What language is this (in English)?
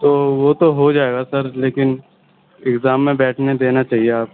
Urdu